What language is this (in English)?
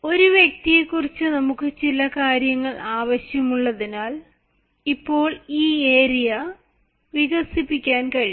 Malayalam